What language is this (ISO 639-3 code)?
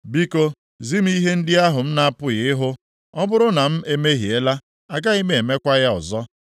ibo